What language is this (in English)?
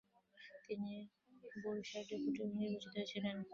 Bangla